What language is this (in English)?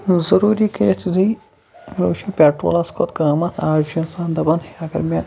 Kashmiri